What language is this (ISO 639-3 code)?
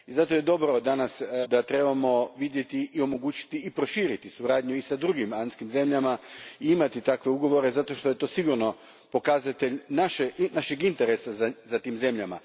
hrv